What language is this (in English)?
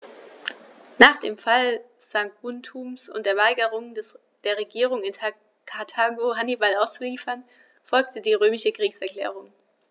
German